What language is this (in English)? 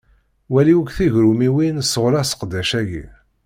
Kabyle